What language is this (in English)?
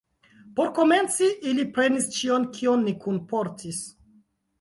Esperanto